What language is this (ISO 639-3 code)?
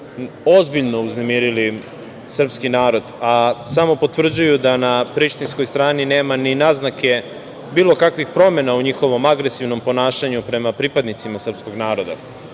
srp